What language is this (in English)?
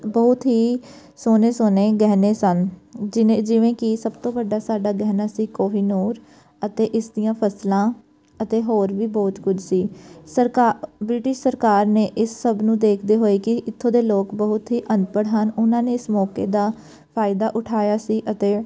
Punjabi